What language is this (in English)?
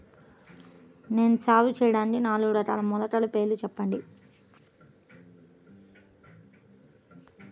Telugu